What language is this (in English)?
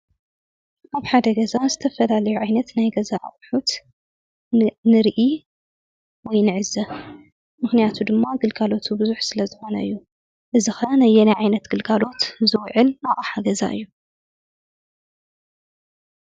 Tigrinya